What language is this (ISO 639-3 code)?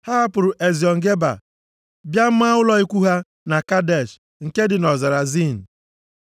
ibo